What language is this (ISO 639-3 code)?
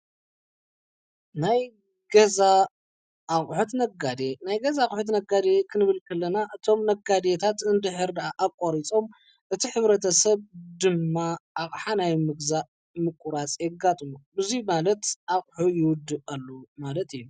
tir